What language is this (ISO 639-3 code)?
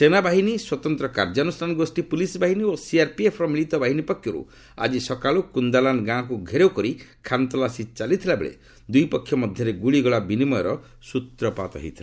ori